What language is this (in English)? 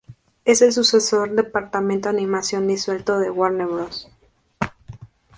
Spanish